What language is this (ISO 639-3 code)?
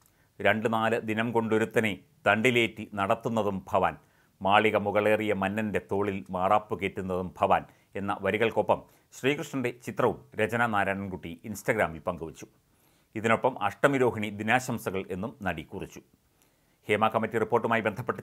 mal